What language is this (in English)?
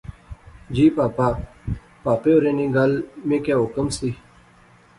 Pahari-Potwari